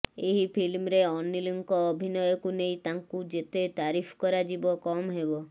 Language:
Odia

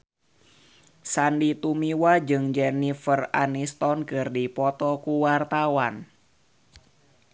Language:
Sundanese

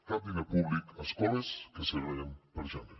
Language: Catalan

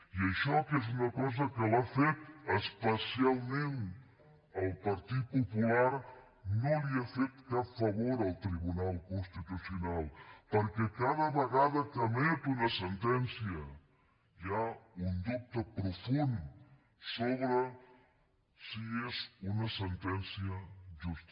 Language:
Catalan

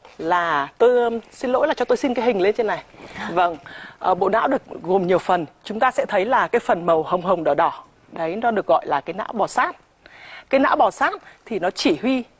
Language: Vietnamese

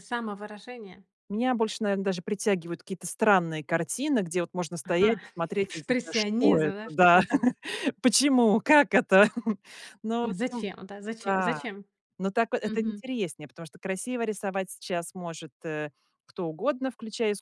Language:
Russian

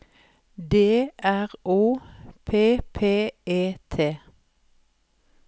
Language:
Norwegian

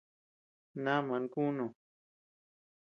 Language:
Tepeuxila Cuicatec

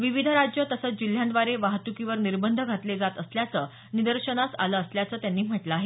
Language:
Marathi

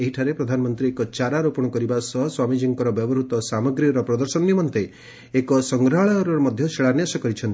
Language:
Odia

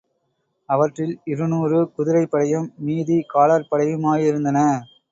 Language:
Tamil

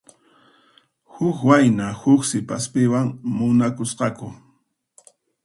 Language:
Puno Quechua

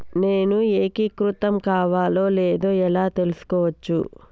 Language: Telugu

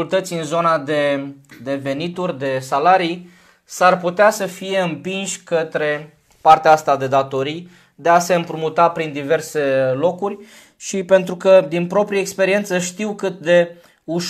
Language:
Romanian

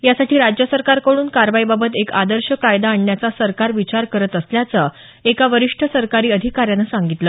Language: Marathi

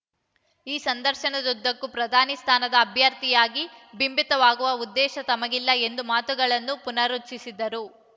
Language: Kannada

